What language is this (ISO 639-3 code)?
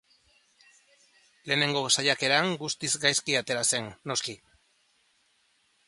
eus